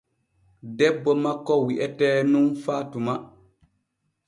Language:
Borgu Fulfulde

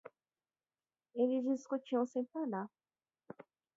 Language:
Portuguese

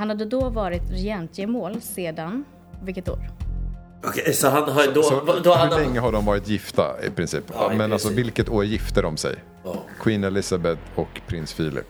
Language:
Swedish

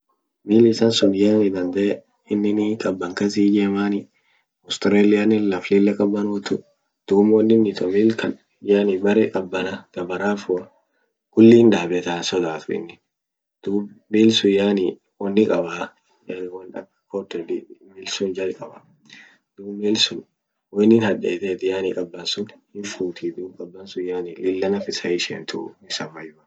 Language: Orma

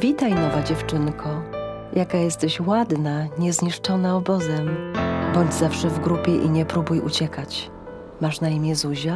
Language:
Polish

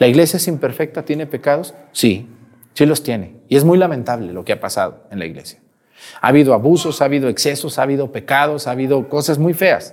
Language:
Spanish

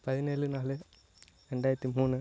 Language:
Tamil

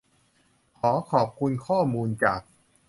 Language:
Thai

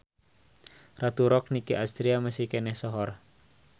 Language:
Sundanese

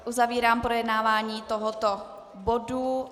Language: Czech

